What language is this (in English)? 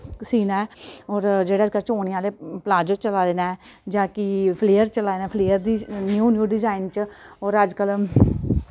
Dogri